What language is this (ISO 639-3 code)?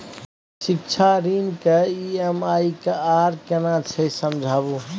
mai